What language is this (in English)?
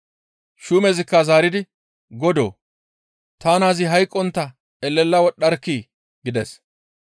Gamo